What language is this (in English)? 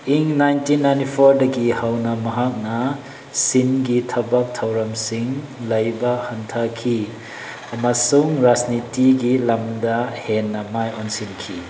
Manipuri